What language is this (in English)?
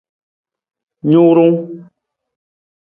Nawdm